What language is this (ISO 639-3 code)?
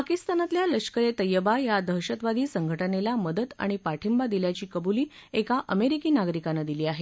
mar